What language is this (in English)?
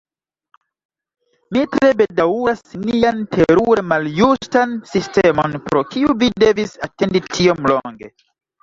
Esperanto